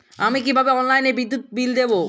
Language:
Bangla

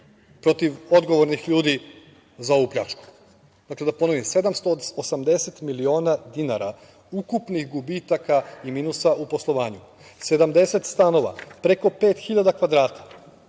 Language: Serbian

